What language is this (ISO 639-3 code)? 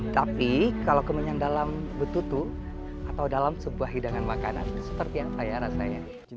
ind